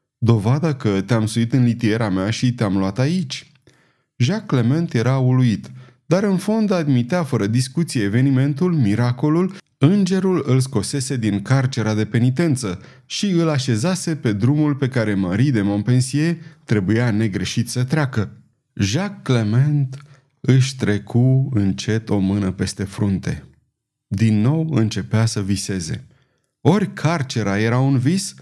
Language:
Romanian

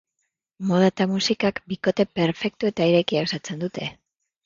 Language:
Basque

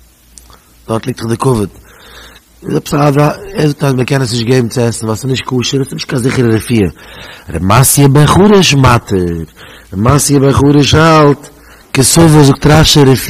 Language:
Dutch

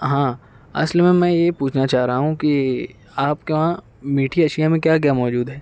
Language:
Urdu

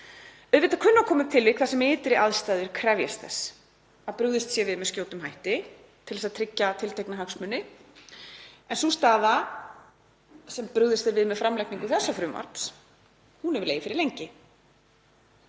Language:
Icelandic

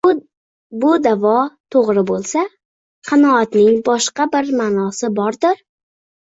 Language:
Uzbek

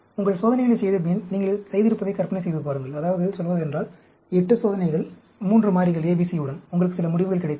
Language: Tamil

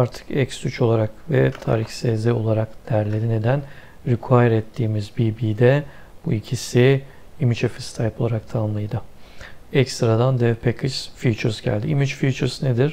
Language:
Turkish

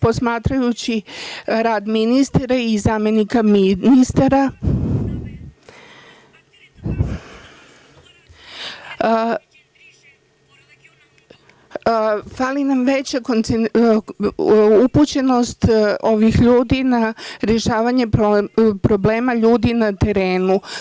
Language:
Serbian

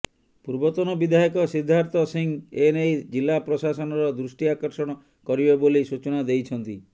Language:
Odia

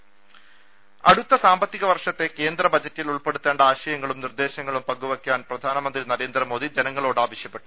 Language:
Malayalam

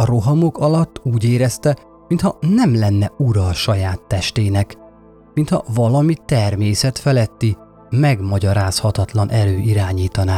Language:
Hungarian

